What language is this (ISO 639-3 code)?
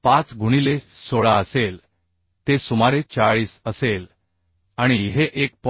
mar